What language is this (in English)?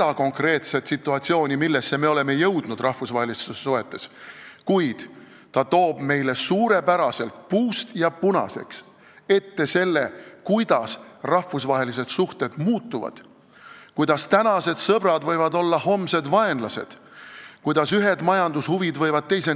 Estonian